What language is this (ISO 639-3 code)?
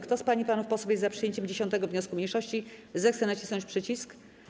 pol